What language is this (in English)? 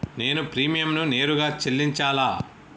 Telugu